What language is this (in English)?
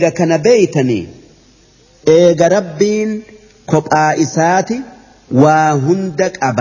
Arabic